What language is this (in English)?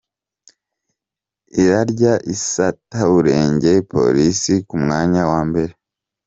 Kinyarwanda